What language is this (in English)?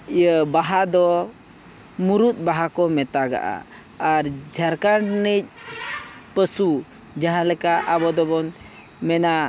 Santali